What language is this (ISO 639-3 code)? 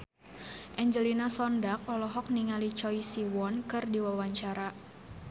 sun